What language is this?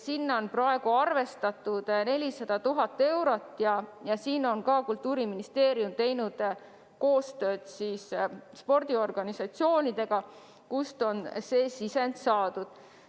Estonian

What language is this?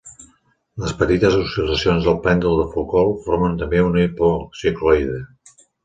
Catalan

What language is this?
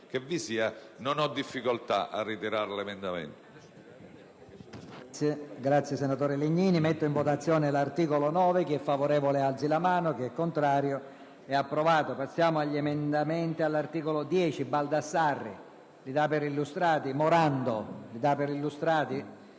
Italian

